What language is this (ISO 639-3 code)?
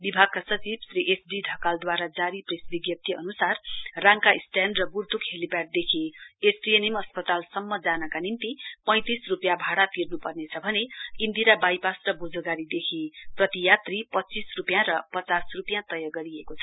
nep